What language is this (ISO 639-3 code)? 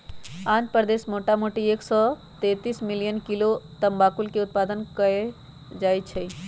mag